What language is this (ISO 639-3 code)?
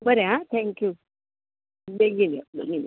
kok